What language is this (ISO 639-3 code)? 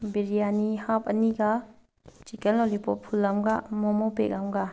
mni